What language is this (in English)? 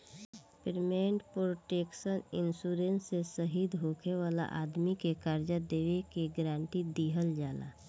Bhojpuri